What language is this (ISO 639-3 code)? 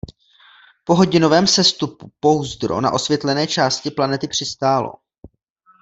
ces